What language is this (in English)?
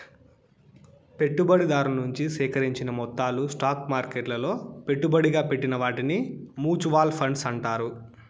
Telugu